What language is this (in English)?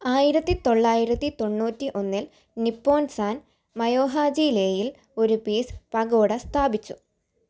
Malayalam